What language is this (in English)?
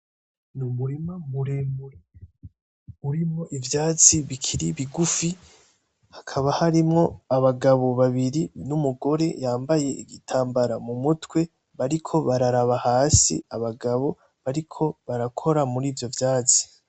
Rundi